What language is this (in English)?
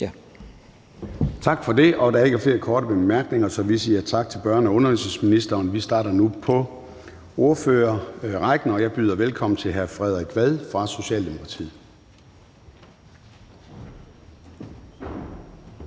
Danish